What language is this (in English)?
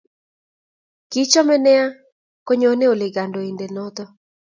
Kalenjin